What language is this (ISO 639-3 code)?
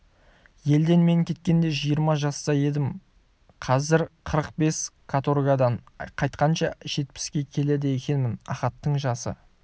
kaz